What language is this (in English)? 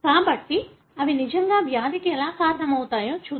Telugu